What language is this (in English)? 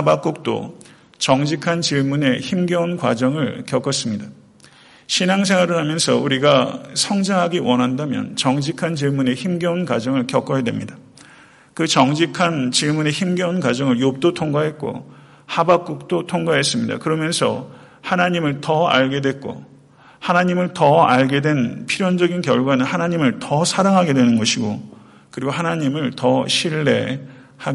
Korean